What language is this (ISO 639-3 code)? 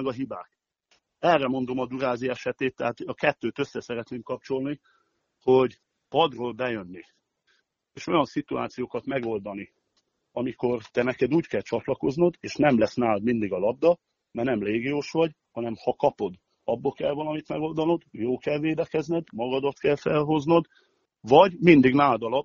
hun